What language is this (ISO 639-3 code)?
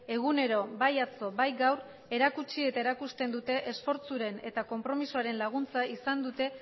eus